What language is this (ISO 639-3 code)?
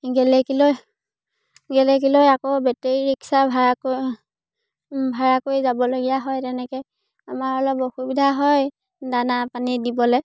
asm